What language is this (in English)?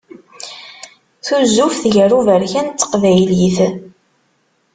Kabyle